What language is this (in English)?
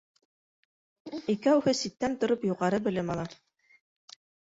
Bashkir